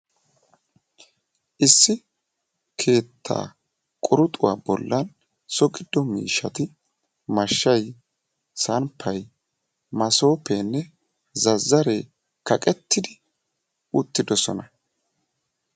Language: Wolaytta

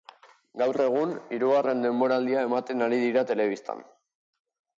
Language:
Basque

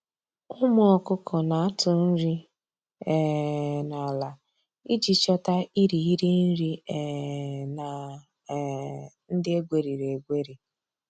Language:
Igbo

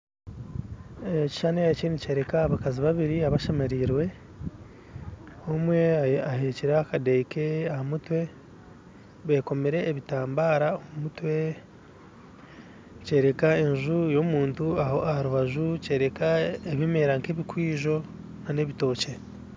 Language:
Nyankole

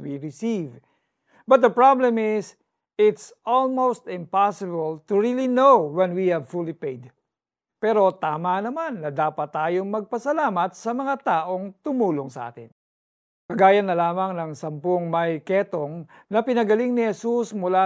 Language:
Filipino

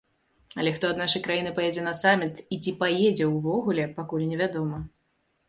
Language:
Belarusian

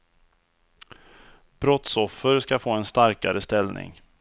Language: Swedish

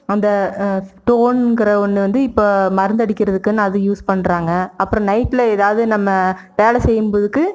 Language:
Tamil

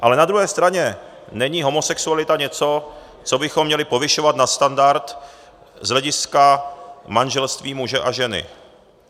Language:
Czech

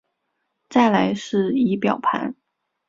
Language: Chinese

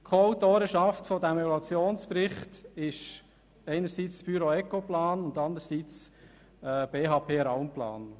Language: Swiss German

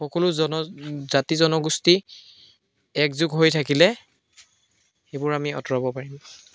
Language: Assamese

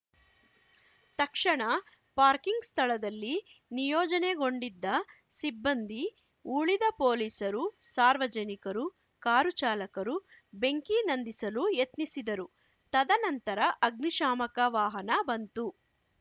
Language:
Kannada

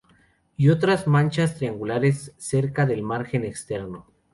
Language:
Spanish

